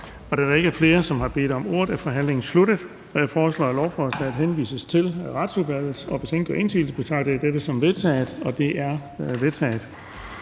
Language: Danish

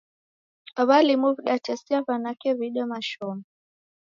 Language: Taita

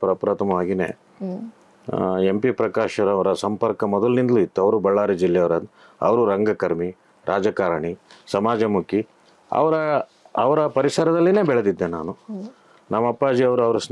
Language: Kannada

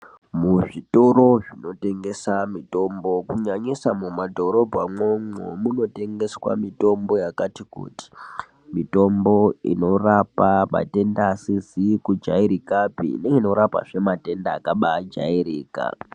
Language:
Ndau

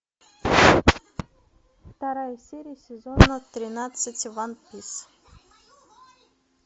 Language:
Russian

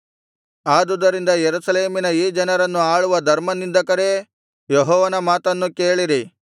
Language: Kannada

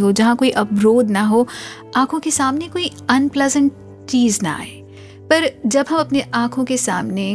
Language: Hindi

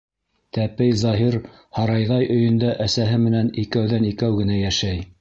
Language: Bashkir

